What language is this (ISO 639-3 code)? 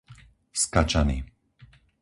slk